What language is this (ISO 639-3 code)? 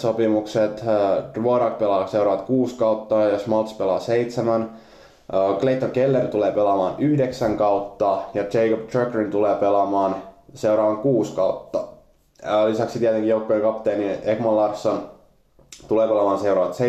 fin